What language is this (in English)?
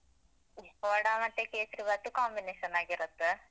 Kannada